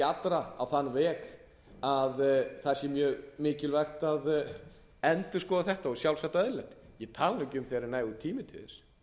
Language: Icelandic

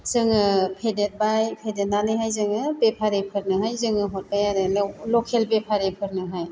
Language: Bodo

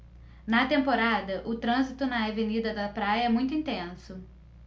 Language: Portuguese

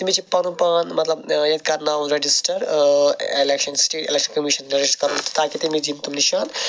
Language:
Kashmiri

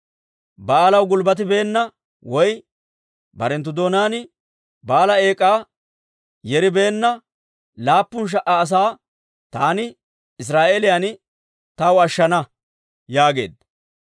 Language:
Dawro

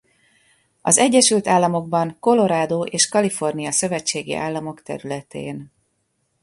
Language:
Hungarian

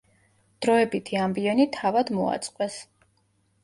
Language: Georgian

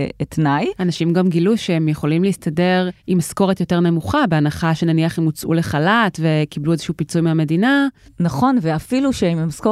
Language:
Hebrew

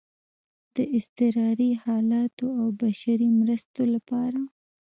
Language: Pashto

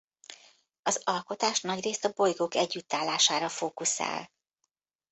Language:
Hungarian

